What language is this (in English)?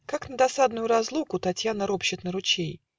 Russian